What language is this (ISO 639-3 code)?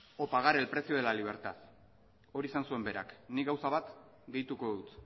eus